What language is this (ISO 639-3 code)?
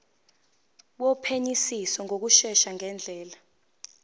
zul